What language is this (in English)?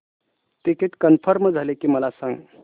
Marathi